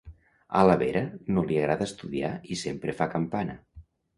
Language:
Catalan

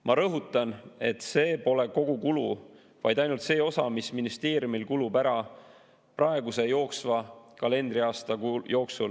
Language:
Estonian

